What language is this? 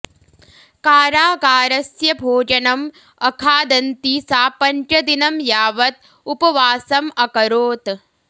Sanskrit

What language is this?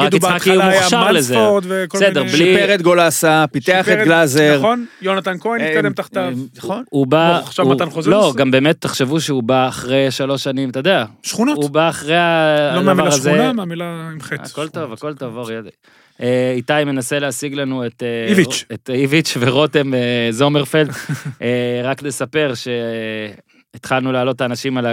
Hebrew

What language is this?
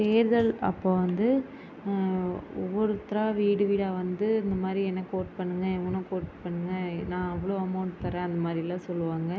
Tamil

